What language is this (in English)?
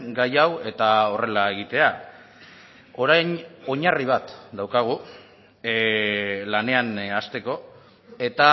Basque